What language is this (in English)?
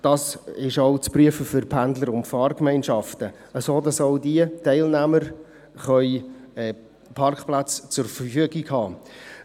Swiss German